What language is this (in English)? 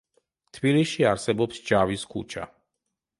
Georgian